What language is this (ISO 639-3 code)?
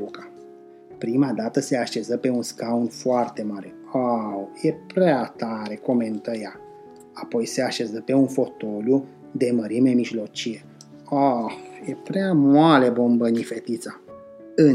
ron